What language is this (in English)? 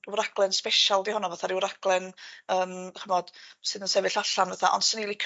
Welsh